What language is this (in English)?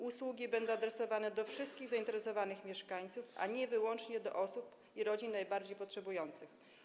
Polish